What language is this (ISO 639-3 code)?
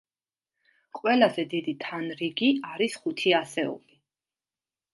kat